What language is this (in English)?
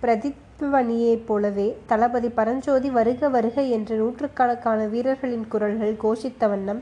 Tamil